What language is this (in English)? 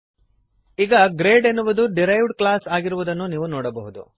Kannada